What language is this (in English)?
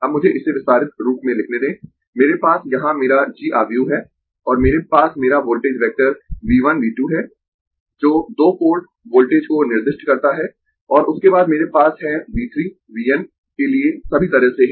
Hindi